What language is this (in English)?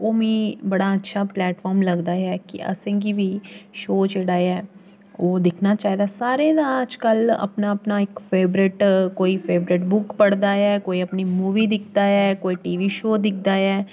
Dogri